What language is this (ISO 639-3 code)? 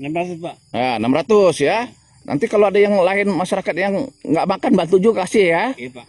ind